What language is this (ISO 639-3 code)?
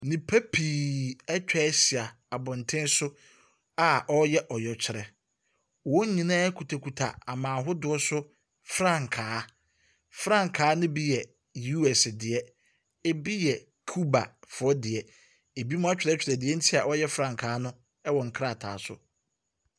aka